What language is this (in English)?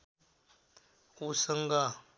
Nepali